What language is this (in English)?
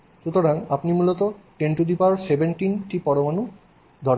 Bangla